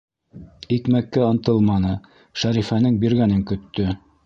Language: Bashkir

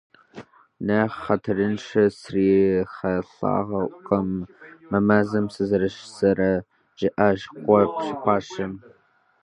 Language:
Kabardian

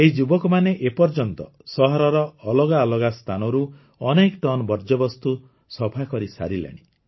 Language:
Odia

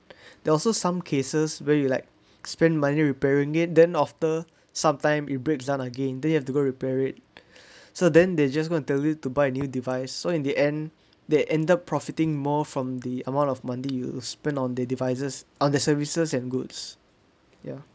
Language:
English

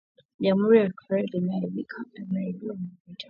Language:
Swahili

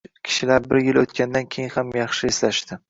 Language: Uzbek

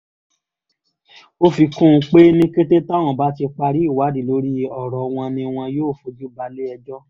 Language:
Yoruba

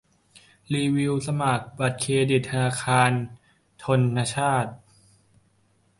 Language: Thai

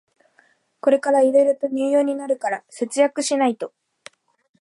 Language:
Japanese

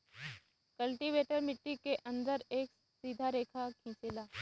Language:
Bhojpuri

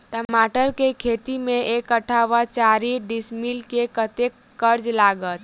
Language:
Maithili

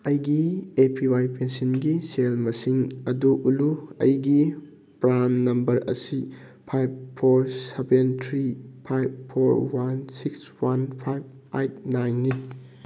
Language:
Manipuri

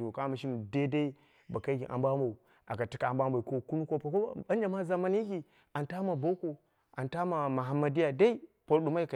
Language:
Dera (Nigeria)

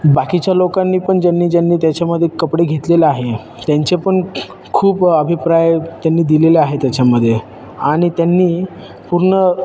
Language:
Marathi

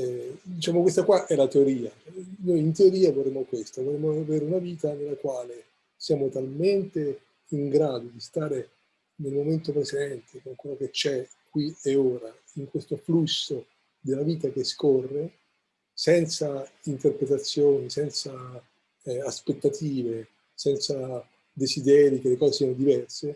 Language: Italian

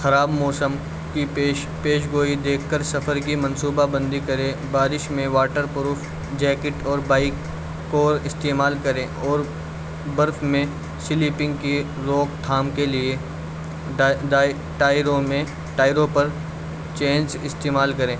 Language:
Urdu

